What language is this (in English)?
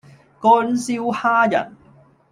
Cantonese